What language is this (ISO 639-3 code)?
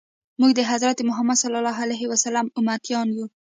pus